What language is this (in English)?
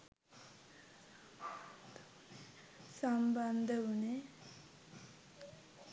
Sinhala